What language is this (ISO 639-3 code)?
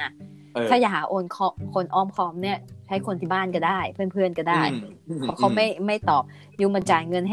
tha